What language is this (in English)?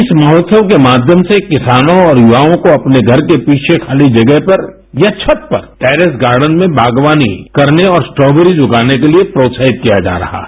Hindi